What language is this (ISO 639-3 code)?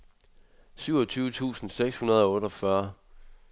dan